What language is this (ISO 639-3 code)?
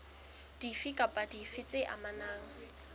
sot